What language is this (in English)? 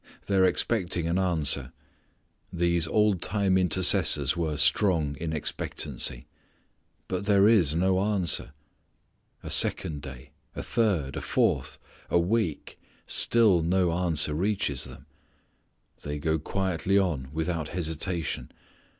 English